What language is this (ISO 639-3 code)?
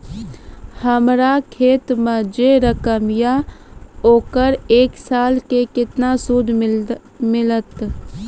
mai